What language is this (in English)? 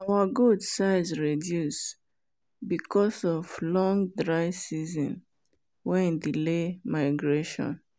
Nigerian Pidgin